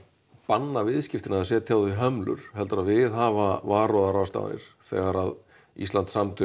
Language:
Icelandic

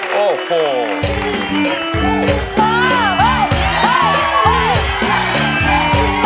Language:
Thai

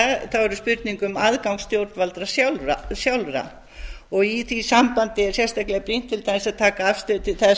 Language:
Icelandic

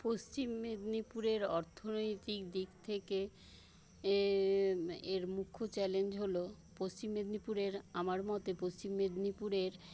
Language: Bangla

